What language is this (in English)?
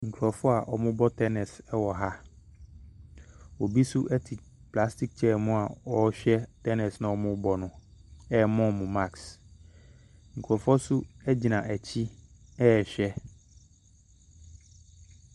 Akan